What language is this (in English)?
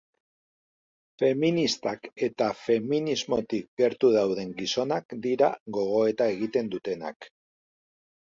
Basque